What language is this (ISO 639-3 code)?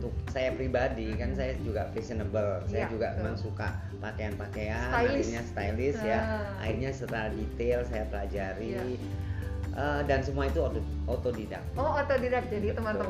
ind